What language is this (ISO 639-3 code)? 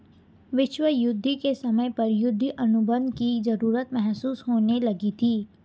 hin